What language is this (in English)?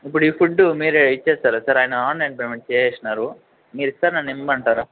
Telugu